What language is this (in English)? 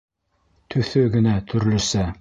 Bashkir